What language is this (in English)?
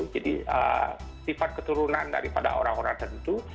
Indonesian